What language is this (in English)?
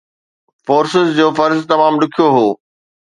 Sindhi